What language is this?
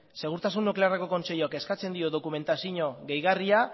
Basque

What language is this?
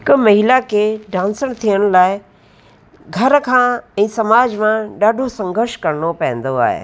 Sindhi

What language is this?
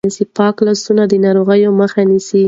Pashto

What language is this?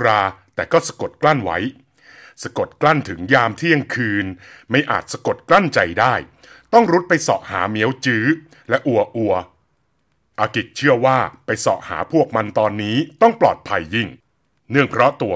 Thai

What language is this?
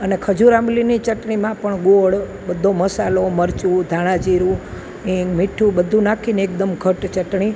Gujarati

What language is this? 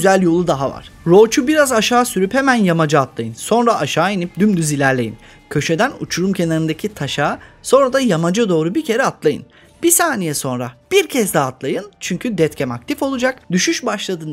Turkish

